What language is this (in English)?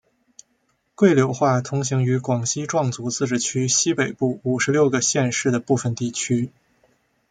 Chinese